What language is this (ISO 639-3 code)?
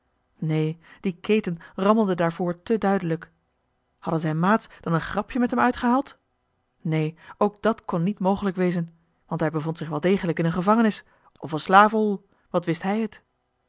nld